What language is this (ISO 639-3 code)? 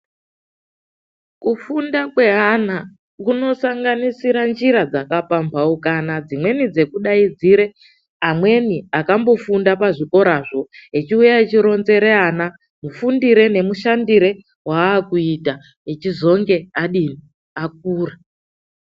ndc